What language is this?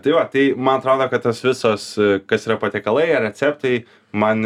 Lithuanian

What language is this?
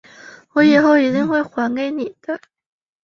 Chinese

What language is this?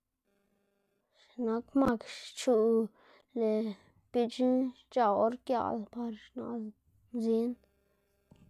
Xanaguía Zapotec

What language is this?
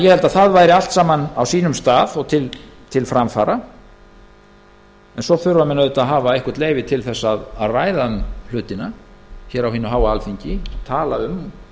Icelandic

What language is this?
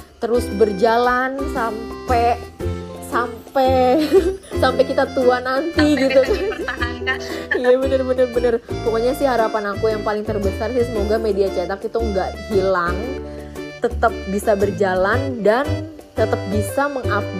Indonesian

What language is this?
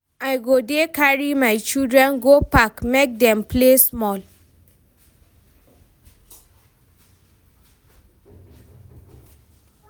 Nigerian Pidgin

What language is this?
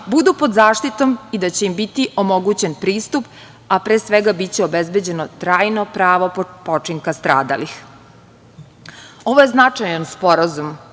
Serbian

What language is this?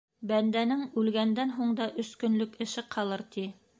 Bashkir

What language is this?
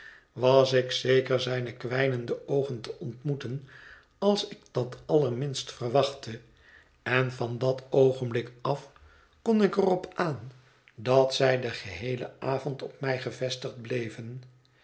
Dutch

